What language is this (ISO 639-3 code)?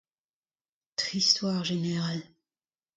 bre